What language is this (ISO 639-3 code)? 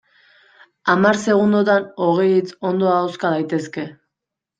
eus